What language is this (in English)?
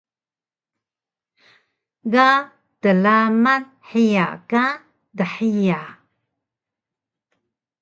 Taroko